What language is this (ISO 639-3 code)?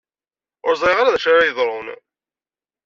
kab